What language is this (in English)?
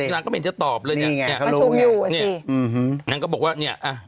Thai